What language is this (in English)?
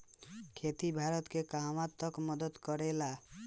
Bhojpuri